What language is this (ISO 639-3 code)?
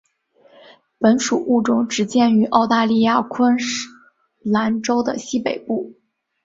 zho